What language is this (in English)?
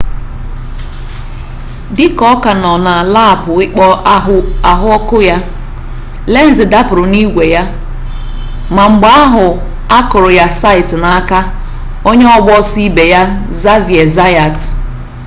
Igbo